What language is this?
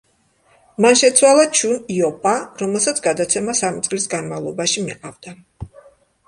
Georgian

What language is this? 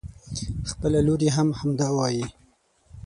Pashto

